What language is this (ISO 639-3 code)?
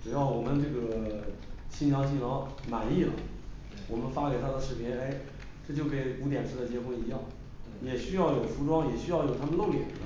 zho